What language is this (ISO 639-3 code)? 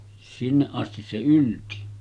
fin